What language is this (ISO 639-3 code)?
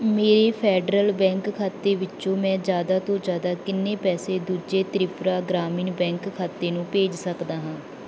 pan